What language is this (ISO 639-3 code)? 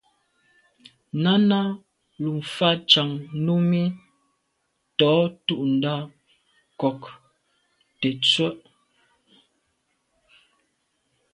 byv